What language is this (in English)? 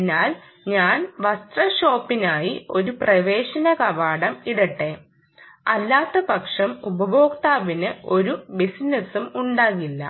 Malayalam